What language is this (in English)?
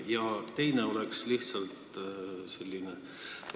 Estonian